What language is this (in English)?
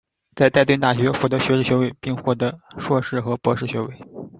Chinese